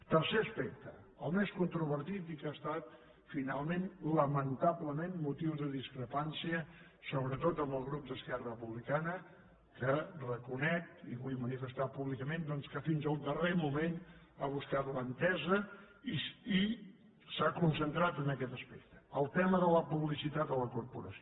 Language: Catalan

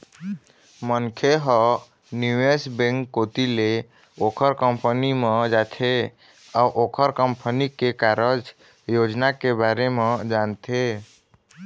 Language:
Chhattisgarhi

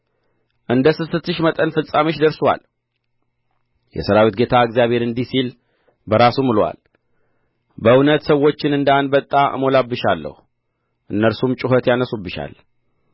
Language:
Amharic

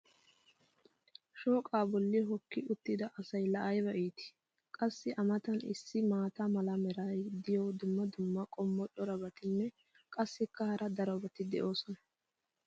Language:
Wolaytta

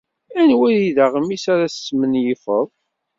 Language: Kabyle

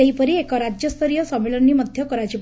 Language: Odia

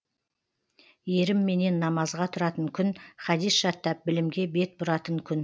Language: Kazakh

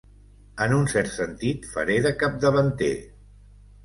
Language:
Catalan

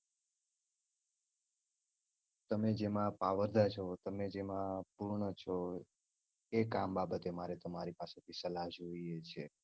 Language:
Gujarati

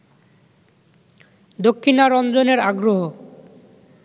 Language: Bangla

